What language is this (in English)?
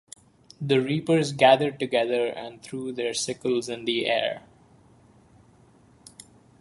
English